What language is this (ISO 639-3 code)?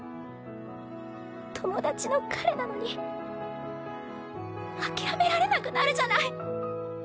jpn